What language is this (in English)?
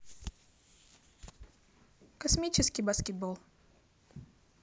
Russian